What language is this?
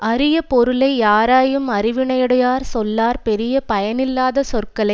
Tamil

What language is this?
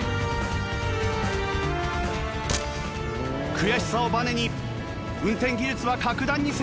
Japanese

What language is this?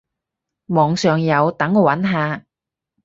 Cantonese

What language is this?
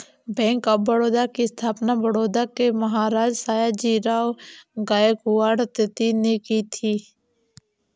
Hindi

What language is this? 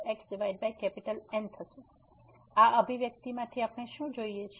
Gujarati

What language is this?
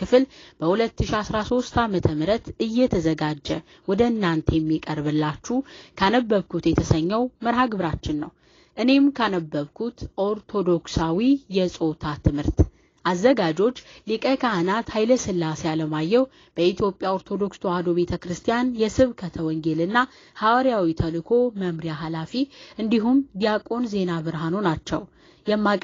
Arabic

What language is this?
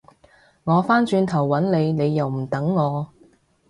Cantonese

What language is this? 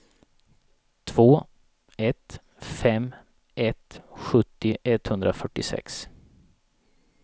Swedish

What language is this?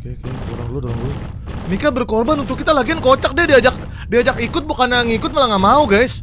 Indonesian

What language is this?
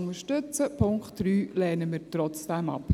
Swiss German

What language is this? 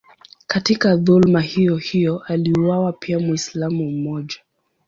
Swahili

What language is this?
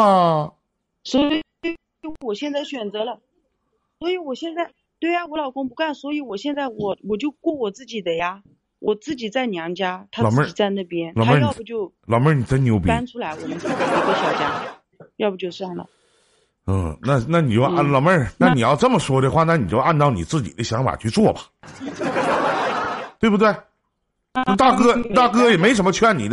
Chinese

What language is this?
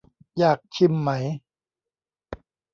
Thai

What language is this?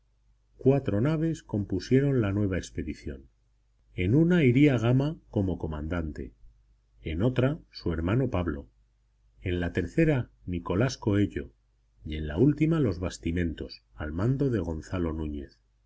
Spanish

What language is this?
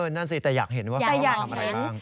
Thai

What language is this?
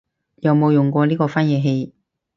Cantonese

